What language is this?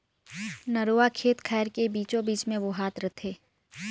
Chhattisgarhi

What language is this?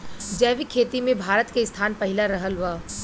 Bhojpuri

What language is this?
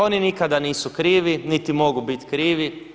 Croatian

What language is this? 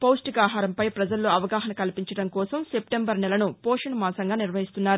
Telugu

